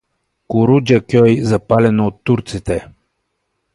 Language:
Bulgarian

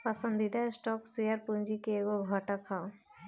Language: Bhojpuri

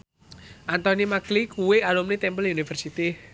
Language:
Javanese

